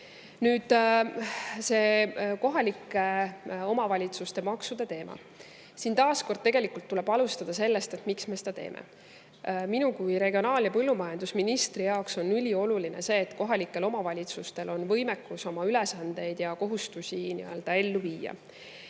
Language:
Estonian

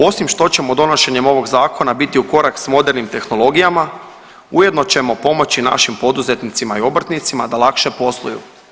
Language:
Croatian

